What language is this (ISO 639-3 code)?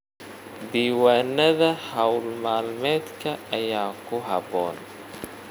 som